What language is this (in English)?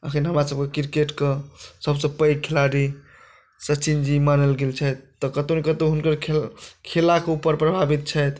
Maithili